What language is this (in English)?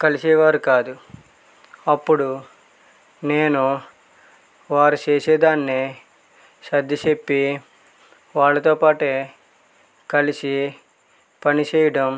Telugu